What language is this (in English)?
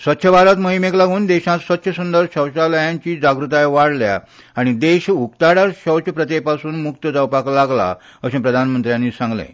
Konkani